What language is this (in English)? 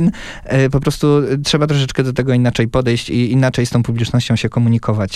Polish